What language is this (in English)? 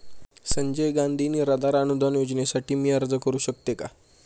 Marathi